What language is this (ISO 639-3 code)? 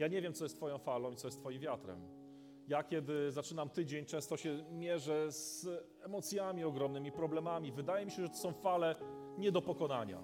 pol